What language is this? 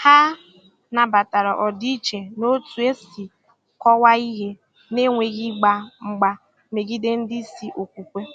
Igbo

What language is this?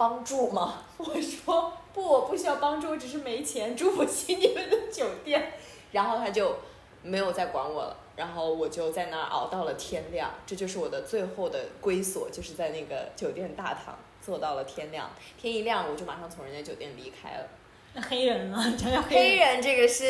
Chinese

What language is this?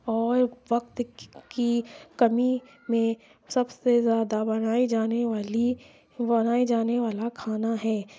Urdu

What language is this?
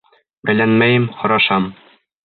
Bashkir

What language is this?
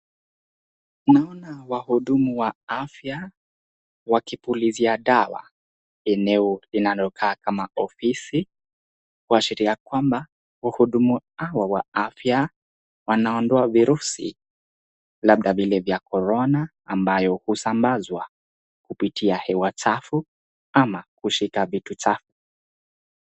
Swahili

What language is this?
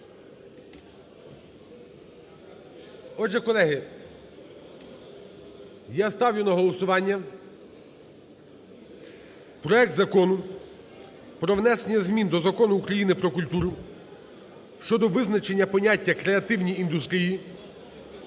Ukrainian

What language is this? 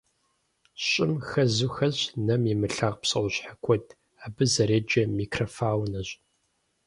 Kabardian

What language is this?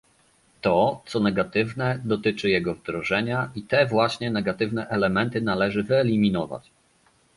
Polish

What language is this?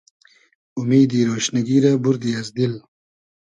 Hazaragi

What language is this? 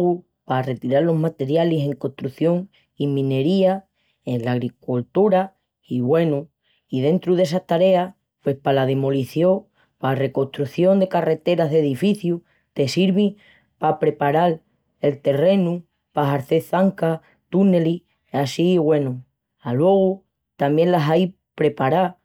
Extremaduran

